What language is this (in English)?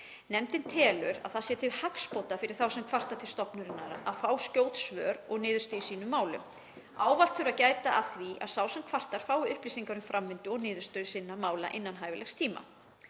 Icelandic